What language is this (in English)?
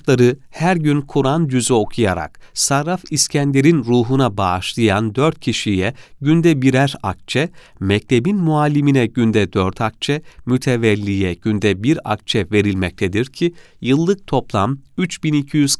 Turkish